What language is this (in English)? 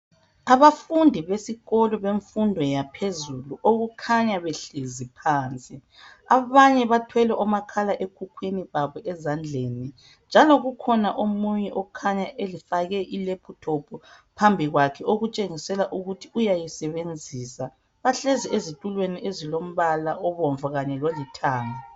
North Ndebele